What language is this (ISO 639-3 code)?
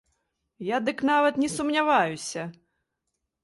bel